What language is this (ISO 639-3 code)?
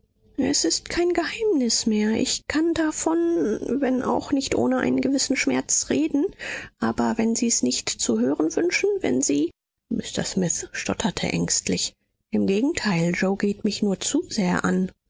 deu